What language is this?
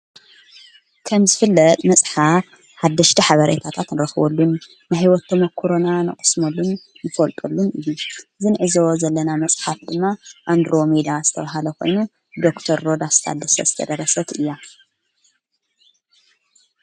Tigrinya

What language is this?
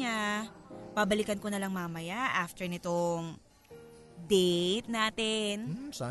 Filipino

